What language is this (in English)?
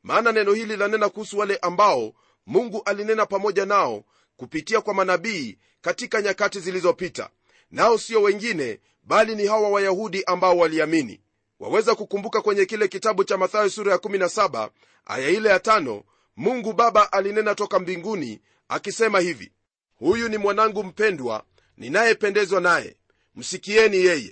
Swahili